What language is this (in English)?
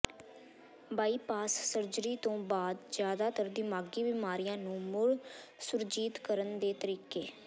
Punjabi